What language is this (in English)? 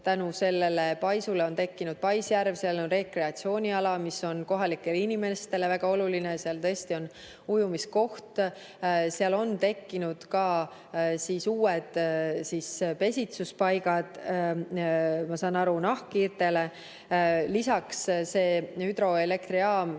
Estonian